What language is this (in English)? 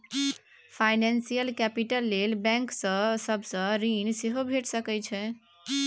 Maithili